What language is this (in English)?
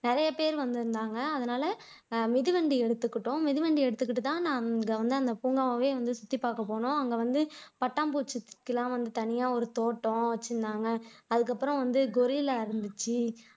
Tamil